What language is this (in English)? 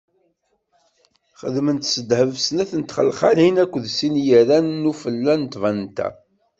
Kabyle